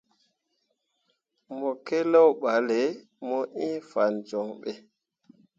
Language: Mundang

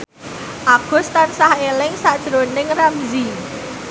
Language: Javanese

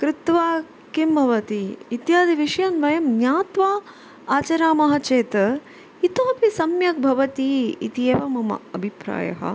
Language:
Sanskrit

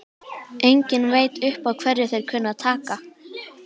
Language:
Icelandic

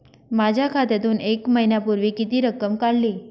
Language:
Marathi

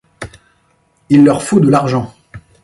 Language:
French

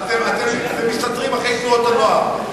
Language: Hebrew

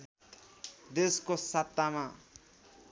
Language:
Nepali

